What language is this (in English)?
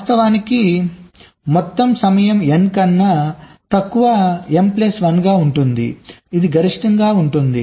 Telugu